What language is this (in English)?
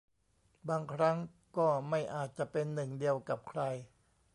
Thai